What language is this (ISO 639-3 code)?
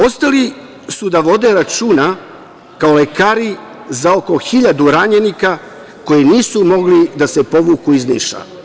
srp